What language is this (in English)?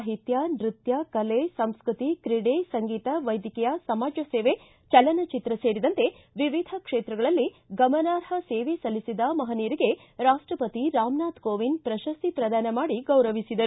Kannada